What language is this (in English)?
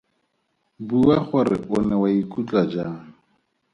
Tswana